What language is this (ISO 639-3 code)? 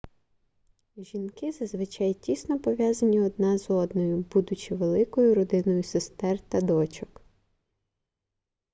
ukr